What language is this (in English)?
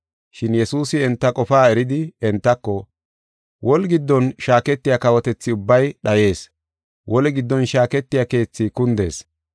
Gofa